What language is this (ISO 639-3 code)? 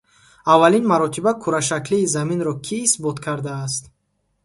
tgk